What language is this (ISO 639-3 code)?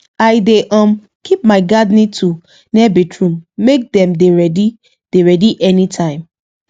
pcm